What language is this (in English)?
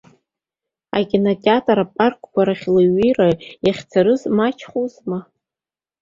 Abkhazian